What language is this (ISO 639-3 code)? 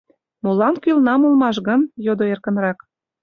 chm